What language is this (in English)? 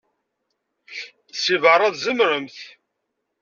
Kabyle